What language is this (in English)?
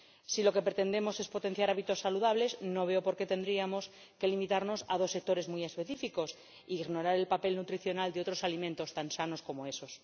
Spanish